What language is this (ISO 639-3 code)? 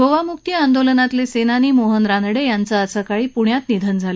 mar